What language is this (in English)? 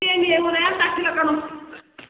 Manipuri